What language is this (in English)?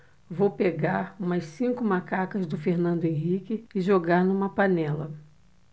Portuguese